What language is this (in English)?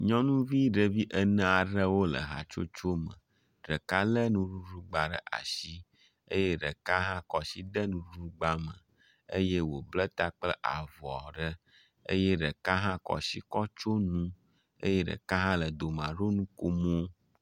Ewe